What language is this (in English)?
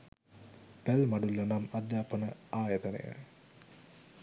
Sinhala